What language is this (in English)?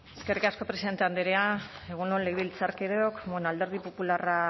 Basque